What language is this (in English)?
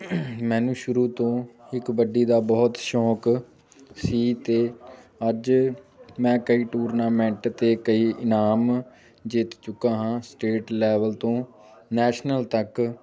Punjabi